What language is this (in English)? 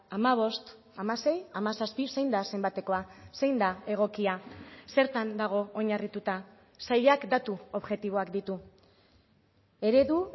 Basque